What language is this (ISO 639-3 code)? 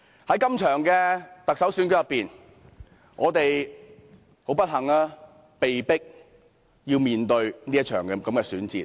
yue